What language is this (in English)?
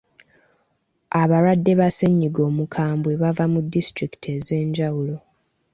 Ganda